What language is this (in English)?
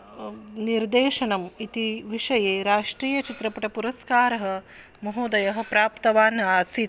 Sanskrit